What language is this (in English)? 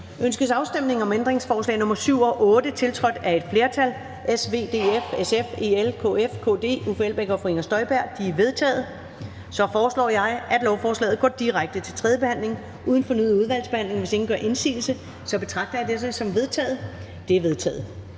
Danish